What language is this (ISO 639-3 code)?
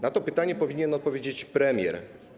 pol